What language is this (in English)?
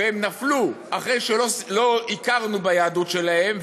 Hebrew